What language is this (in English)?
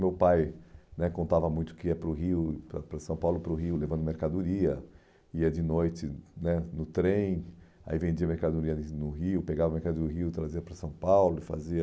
Portuguese